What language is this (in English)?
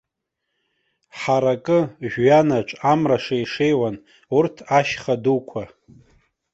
Abkhazian